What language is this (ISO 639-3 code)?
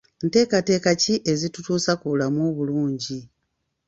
lug